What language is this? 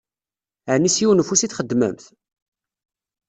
Kabyle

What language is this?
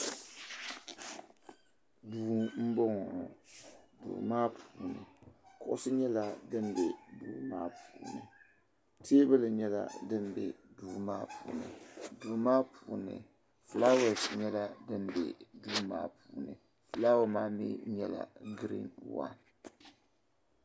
Dagbani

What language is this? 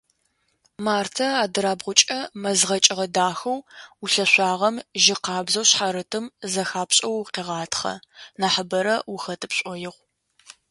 Adyghe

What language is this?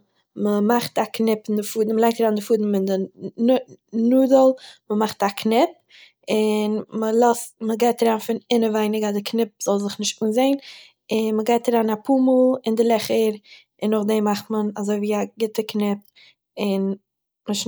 Yiddish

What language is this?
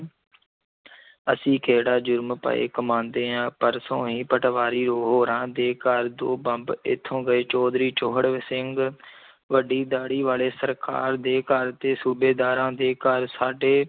Punjabi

